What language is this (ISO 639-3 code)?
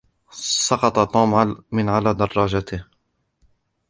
ara